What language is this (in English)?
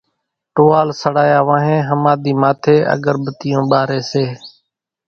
Kachi Koli